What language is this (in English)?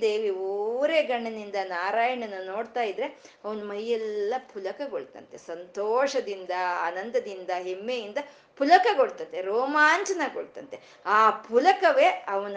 Kannada